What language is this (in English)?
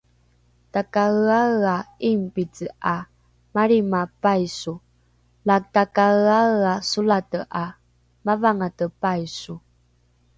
Rukai